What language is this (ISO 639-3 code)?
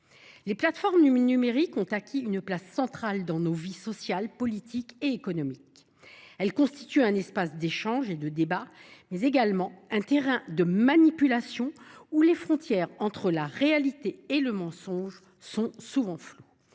fra